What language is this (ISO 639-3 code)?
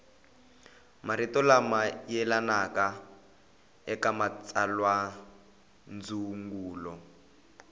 tso